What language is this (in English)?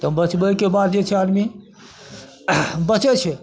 Maithili